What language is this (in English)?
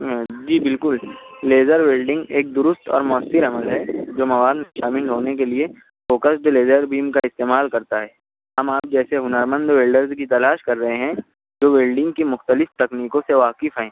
Urdu